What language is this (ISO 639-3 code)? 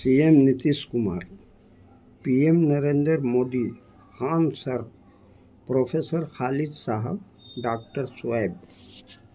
urd